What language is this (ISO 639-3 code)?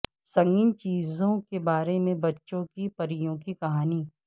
urd